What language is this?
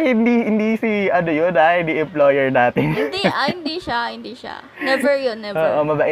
Filipino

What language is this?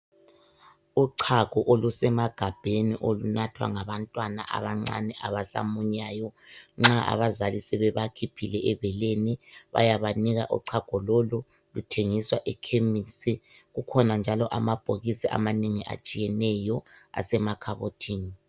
North Ndebele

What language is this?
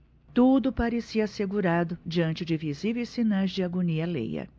Portuguese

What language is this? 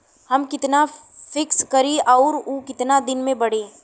Bhojpuri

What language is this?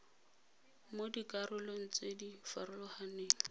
Tswana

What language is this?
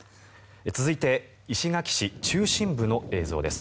Japanese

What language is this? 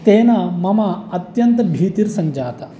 Sanskrit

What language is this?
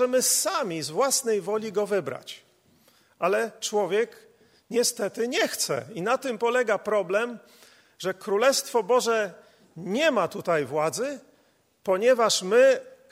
Polish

